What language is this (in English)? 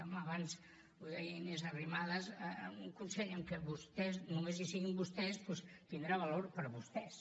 Catalan